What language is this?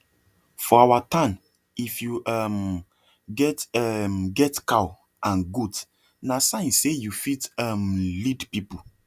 Nigerian Pidgin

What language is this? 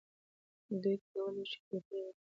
Pashto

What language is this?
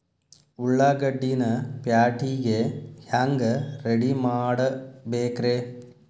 Kannada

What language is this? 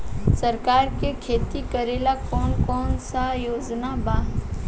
Bhojpuri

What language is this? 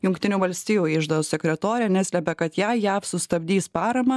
Lithuanian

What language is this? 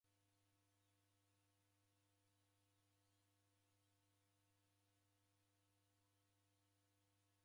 Taita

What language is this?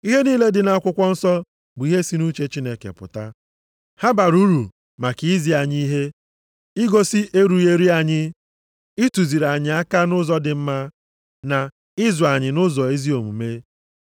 Igbo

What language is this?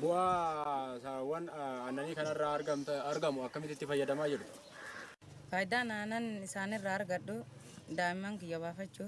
Indonesian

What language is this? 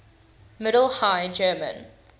English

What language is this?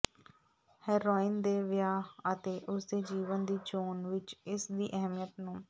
Punjabi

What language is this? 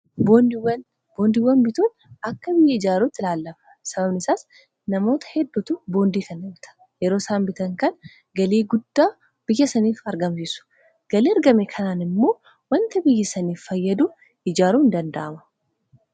Oromo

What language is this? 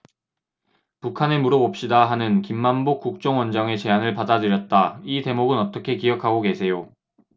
Korean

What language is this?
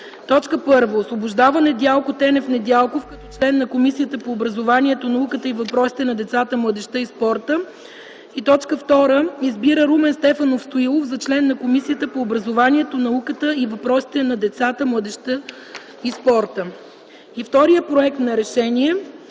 Bulgarian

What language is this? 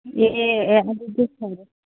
Manipuri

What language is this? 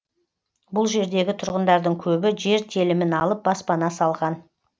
Kazakh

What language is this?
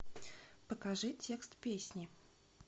Russian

